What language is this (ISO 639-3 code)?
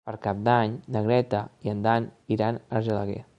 cat